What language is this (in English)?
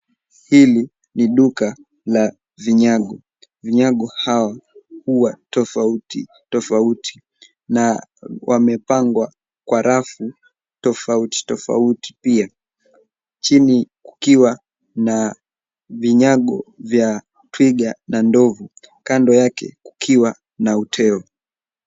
Swahili